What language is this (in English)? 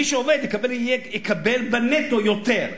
Hebrew